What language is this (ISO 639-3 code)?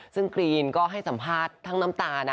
tha